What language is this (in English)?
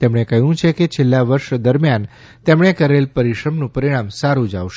Gujarati